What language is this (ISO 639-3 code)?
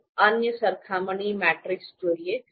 guj